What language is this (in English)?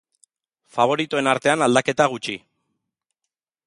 Basque